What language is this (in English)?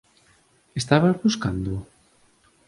Galician